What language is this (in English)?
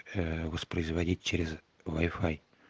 Russian